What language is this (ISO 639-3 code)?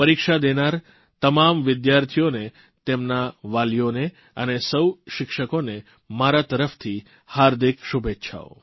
guj